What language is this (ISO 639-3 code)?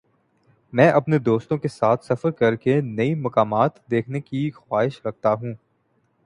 urd